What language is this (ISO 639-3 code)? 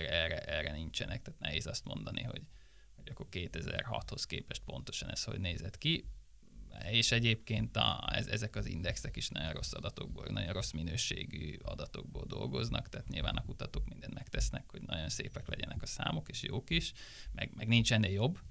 hun